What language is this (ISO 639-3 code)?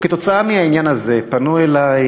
heb